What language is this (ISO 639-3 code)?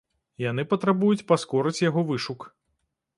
bel